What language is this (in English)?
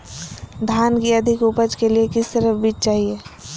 Magahi